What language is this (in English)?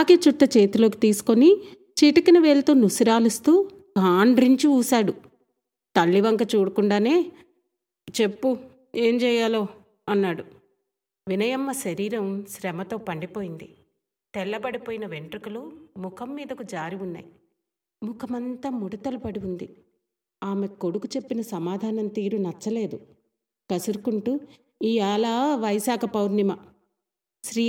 Telugu